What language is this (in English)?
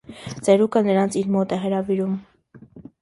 Armenian